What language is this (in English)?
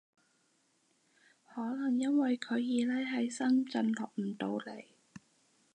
Cantonese